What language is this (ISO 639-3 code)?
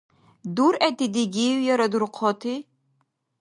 dar